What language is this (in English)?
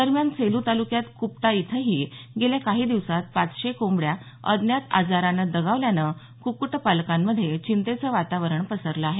Marathi